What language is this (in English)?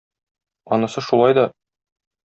Tatar